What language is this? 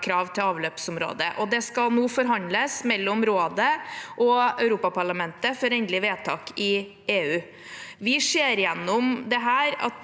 Norwegian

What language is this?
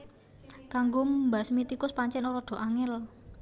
Javanese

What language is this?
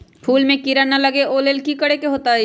Magahi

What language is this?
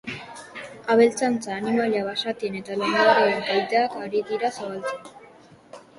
Basque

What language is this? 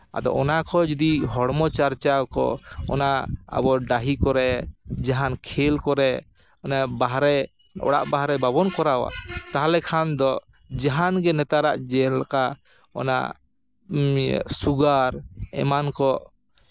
Santali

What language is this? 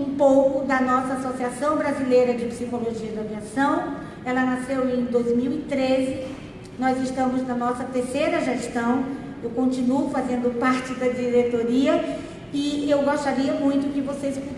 Portuguese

